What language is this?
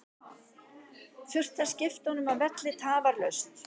Icelandic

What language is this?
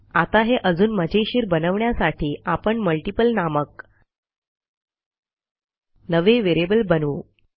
Marathi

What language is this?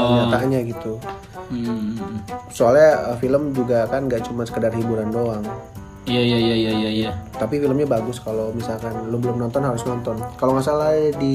Indonesian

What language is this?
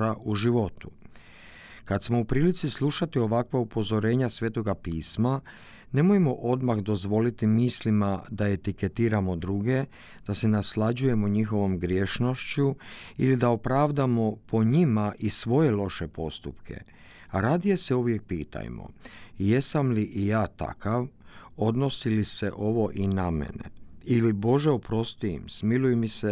Croatian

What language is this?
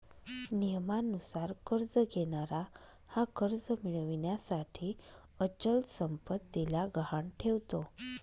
Marathi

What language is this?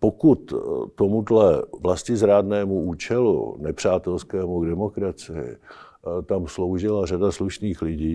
Czech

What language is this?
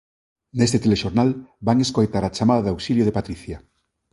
Galician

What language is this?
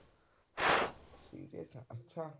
Punjabi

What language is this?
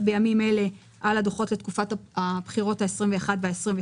Hebrew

